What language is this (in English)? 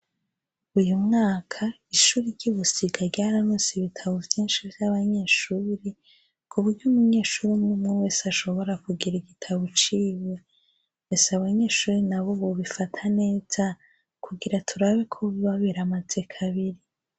Rundi